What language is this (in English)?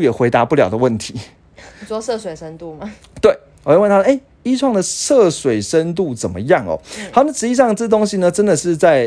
Chinese